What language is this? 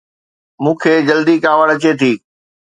Sindhi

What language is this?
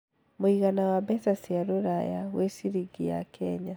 Kikuyu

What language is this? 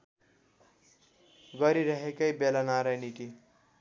Nepali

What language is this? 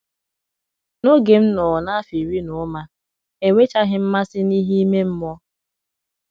Igbo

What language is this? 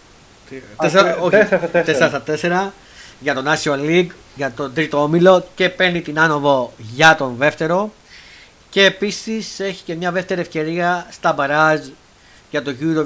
Greek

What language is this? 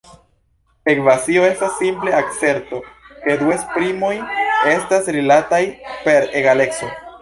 Esperanto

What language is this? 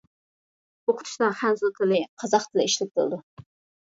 Uyghur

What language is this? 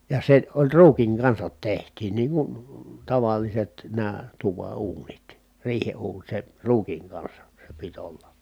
Finnish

